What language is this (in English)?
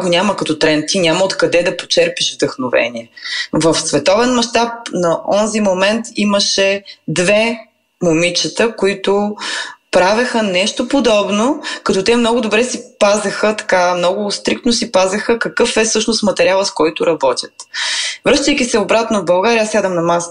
Bulgarian